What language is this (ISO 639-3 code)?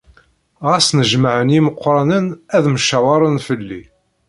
kab